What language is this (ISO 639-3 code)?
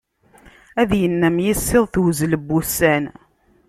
kab